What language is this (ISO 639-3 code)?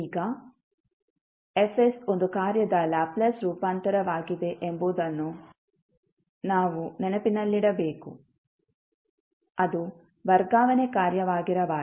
kan